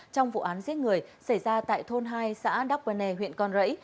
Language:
Vietnamese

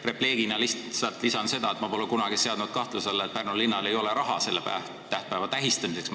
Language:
Estonian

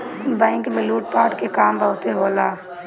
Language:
Bhojpuri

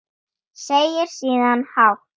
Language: Icelandic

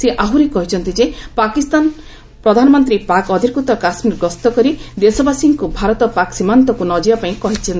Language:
Odia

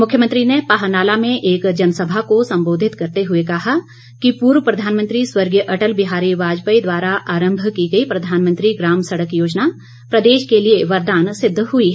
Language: Hindi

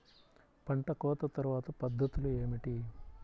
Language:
Telugu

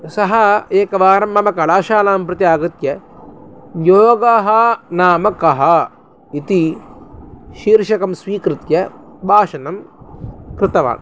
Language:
Sanskrit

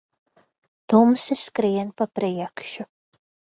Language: Latvian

